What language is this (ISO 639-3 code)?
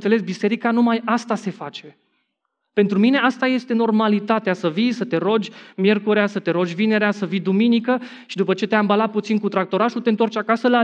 ron